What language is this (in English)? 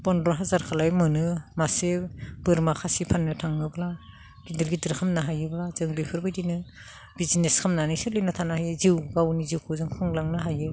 Bodo